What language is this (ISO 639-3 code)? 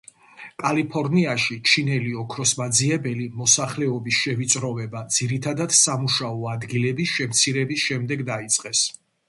kat